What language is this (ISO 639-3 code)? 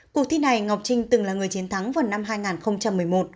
vie